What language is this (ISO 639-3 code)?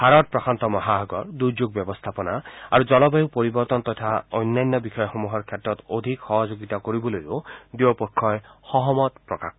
asm